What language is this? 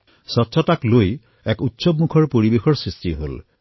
Assamese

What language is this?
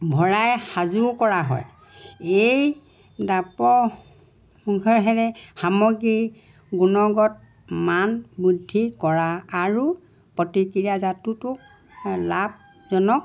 Assamese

